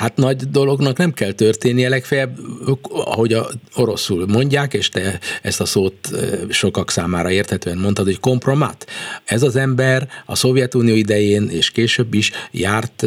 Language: Hungarian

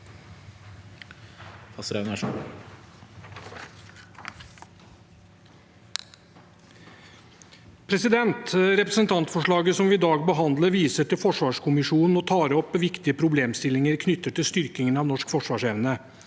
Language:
Norwegian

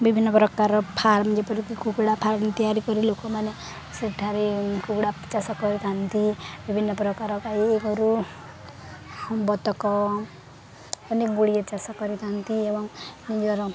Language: Odia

